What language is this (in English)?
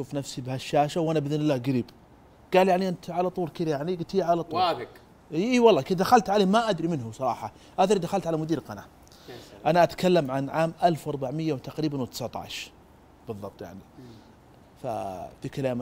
Arabic